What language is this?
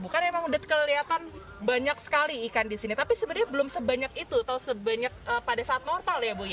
Indonesian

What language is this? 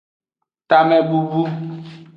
Aja (Benin)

